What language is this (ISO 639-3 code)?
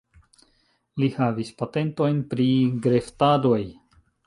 epo